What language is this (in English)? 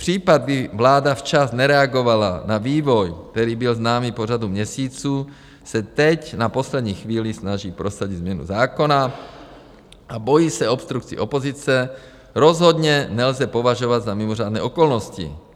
Czech